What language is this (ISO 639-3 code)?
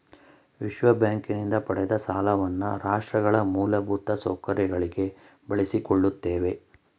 kan